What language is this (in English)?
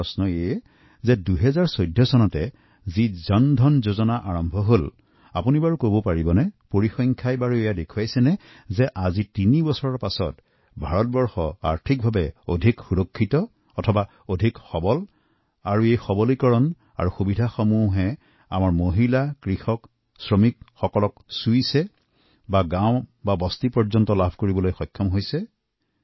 Assamese